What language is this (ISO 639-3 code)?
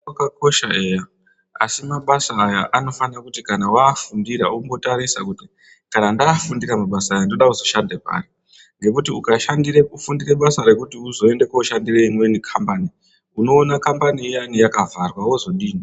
ndc